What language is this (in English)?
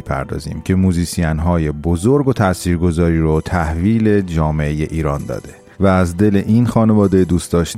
Persian